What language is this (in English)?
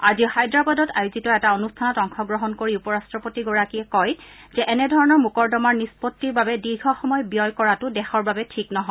Assamese